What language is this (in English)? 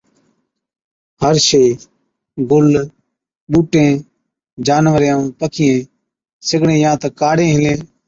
Od